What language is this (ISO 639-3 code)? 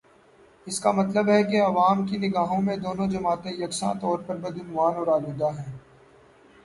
urd